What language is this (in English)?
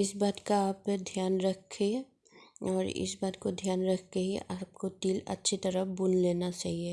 Hindi